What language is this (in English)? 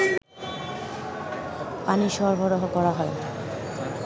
Bangla